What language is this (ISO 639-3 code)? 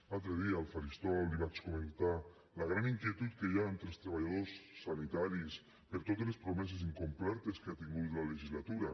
cat